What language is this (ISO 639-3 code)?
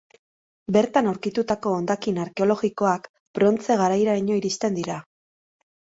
eus